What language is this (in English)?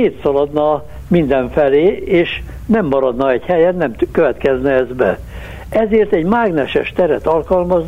Hungarian